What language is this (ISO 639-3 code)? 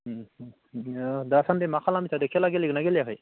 brx